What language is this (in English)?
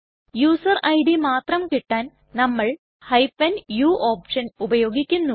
Malayalam